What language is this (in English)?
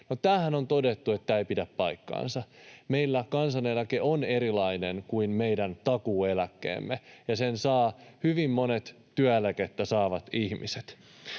Finnish